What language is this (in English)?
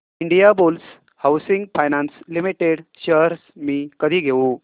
Marathi